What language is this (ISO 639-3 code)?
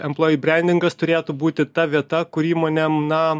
lit